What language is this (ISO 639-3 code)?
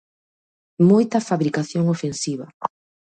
glg